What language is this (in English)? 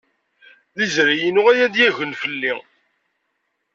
Kabyle